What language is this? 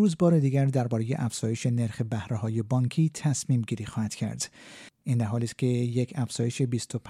Persian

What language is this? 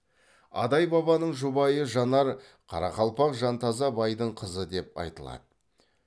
Kazakh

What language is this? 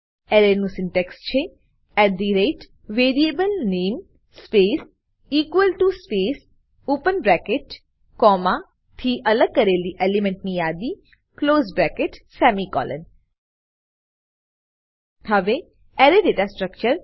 Gujarati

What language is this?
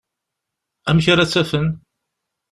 Kabyle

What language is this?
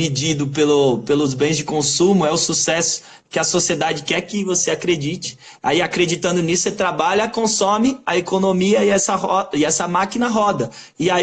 Portuguese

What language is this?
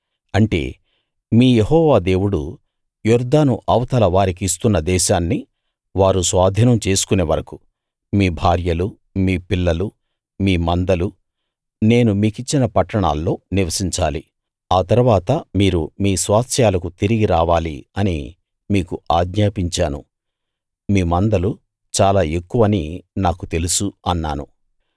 Telugu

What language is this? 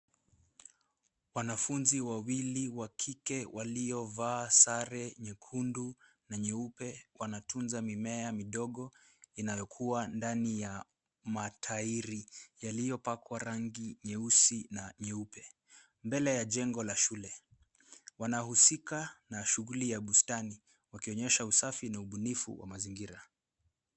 Swahili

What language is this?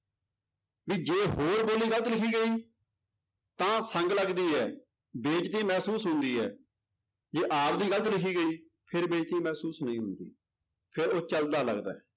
Punjabi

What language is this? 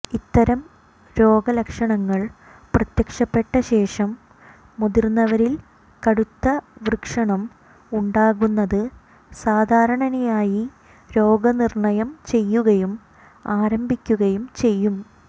Malayalam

